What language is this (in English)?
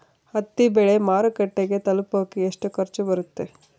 Kannada